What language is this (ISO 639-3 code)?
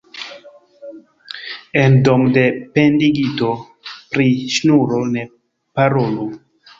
epo